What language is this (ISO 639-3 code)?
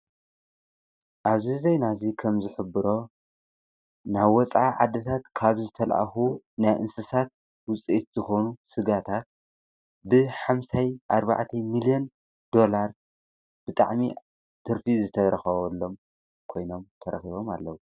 tir